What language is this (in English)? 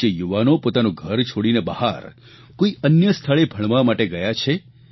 Gujarati